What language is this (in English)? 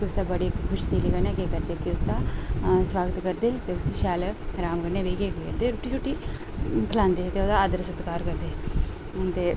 Dogri